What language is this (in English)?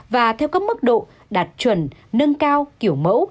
Vietnamese